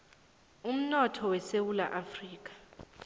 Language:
South Ndebele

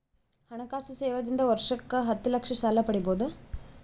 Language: Kannada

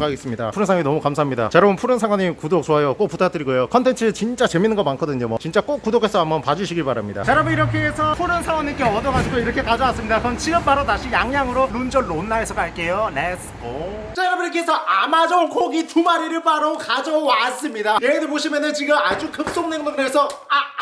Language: Korean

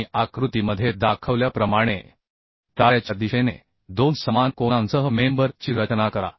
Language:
Marathi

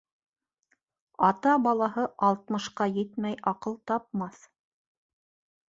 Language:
Bashkir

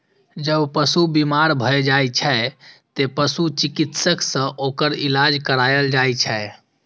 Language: Maithili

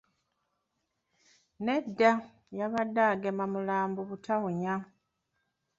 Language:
Ganda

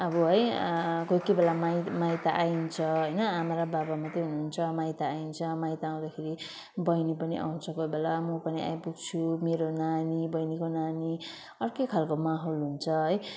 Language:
Nepali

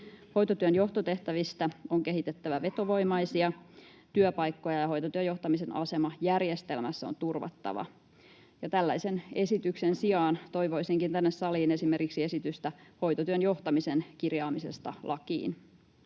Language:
Finnish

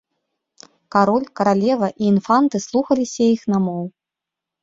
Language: Belarusian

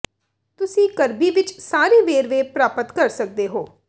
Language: Punjabi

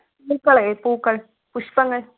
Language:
Malayalam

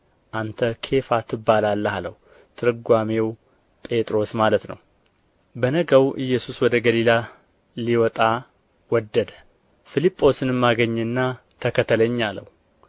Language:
Amharic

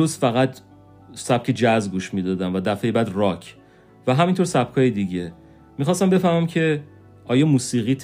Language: Persian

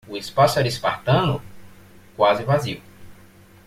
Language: Portuguese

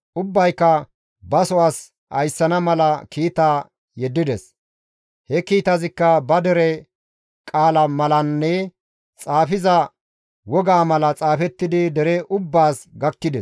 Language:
Gamo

